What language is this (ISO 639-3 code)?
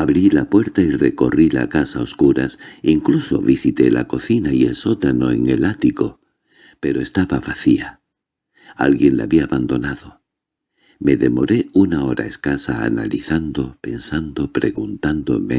spa